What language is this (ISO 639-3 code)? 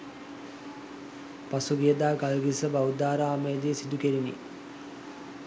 sin